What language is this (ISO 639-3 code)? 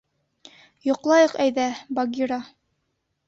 bak